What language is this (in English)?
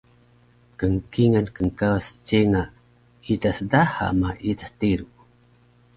Taroko